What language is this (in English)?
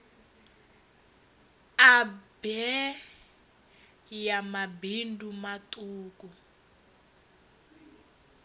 Venda